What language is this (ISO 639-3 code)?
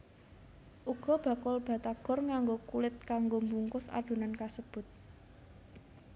jav